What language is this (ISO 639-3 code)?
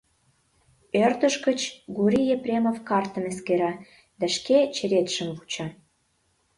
chm